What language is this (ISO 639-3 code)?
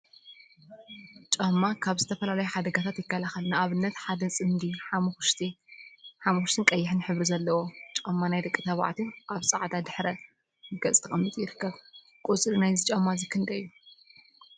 tir